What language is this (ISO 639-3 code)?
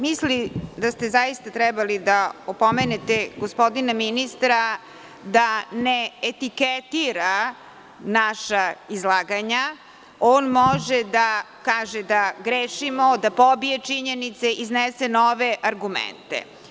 srp